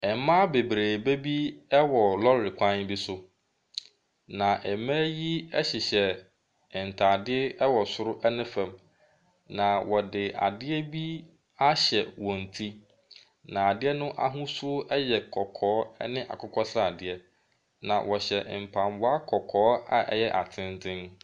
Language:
Akan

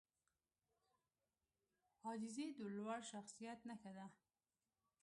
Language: Pashto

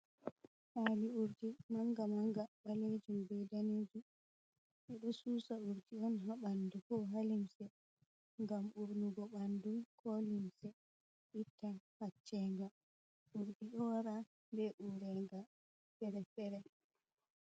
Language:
Fula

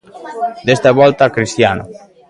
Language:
Galician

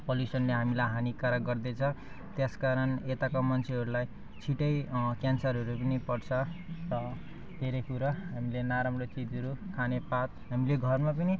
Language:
Nepali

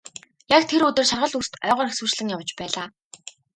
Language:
Mongolian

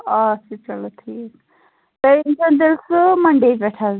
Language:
Kashmiri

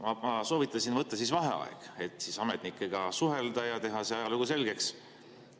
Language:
Estonian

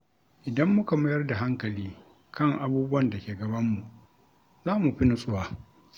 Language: Hausa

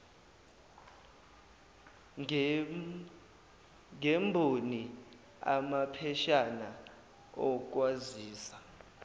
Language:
Zulu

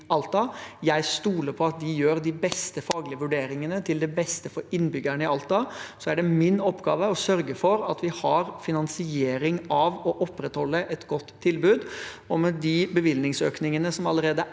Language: Norwegian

